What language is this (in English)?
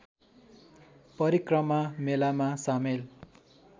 Nepali